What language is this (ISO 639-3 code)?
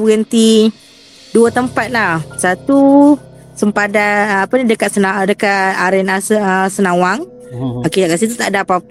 msa